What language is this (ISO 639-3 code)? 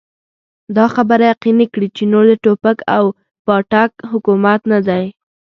pus